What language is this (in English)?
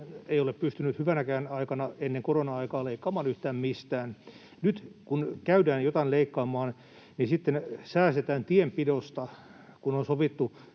Finnish